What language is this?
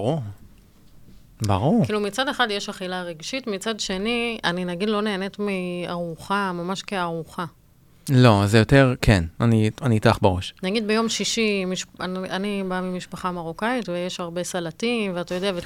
Hebrew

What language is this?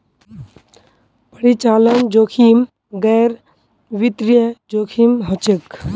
Magahi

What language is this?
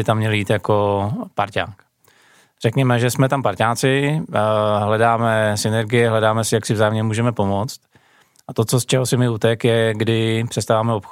Czech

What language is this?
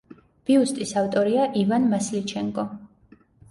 Georgian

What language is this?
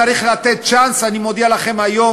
Hebrew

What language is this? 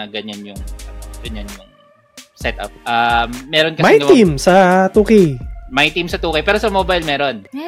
Filipino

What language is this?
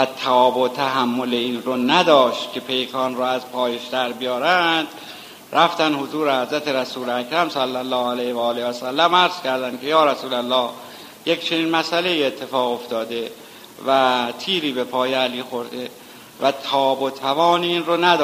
Persian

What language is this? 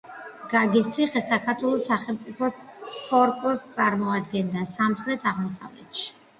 Georgian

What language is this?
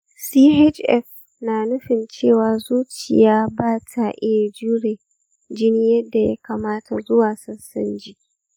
Hausa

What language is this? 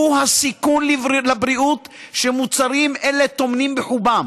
Hebrew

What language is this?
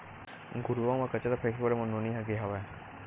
Chhattisgarhi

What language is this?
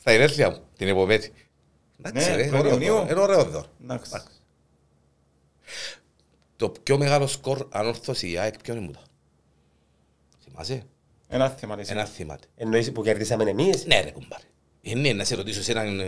Greek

